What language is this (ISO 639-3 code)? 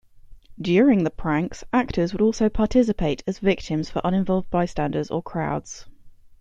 eng